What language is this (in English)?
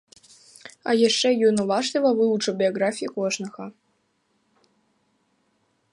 Belarusian